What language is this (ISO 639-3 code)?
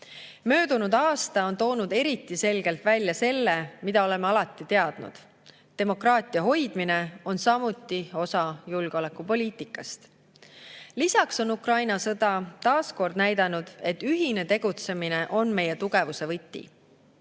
est